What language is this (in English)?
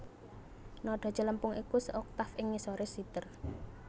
Javanese